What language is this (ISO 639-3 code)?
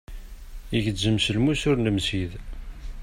kab